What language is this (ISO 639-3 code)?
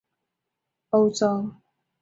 zho